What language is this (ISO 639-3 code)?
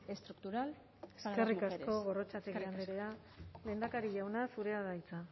eus